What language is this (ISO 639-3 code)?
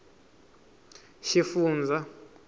tso